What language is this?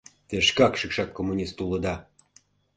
Mari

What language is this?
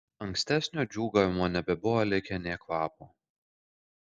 Lithuanian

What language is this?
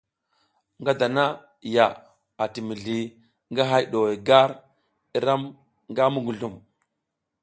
South Giziga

